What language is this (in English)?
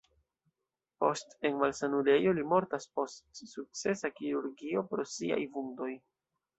Esperanto